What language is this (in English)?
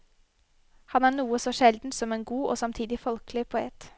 Norwegian